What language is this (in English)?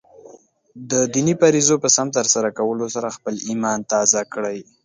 Pashto